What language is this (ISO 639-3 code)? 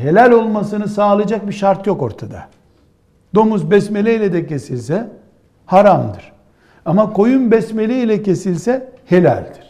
tur